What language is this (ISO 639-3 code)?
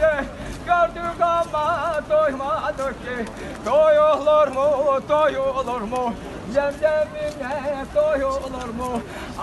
ara